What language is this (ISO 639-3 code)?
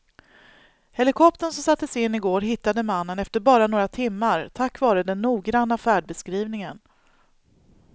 swe